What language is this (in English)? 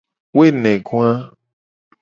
Gen